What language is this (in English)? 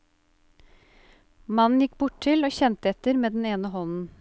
Norwegian